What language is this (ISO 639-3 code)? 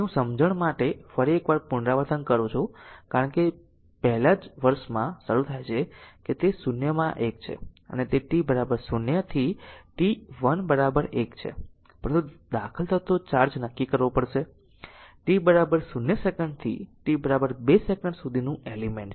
guj